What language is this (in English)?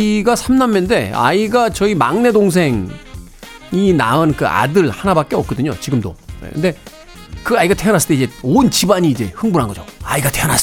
Korean